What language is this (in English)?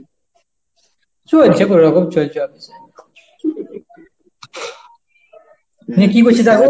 Bangla